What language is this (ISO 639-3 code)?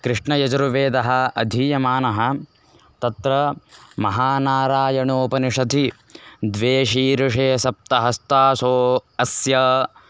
san